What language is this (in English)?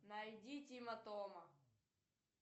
Russian